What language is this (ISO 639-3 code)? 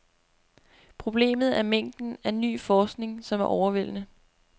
dan